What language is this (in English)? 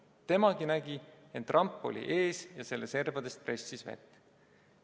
Estonian